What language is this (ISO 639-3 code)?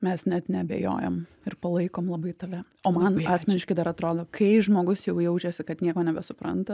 lit